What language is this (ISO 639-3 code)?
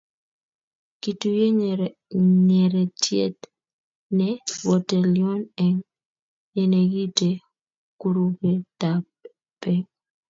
kln